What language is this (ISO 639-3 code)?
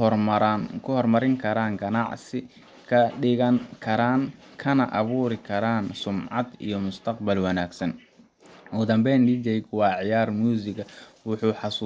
som